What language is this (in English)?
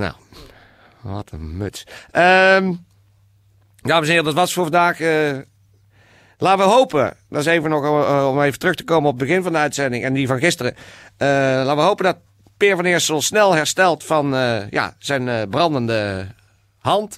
Dutch